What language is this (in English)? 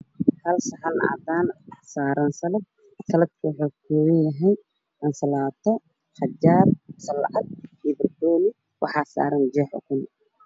Somali